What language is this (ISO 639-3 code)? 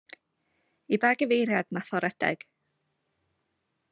cym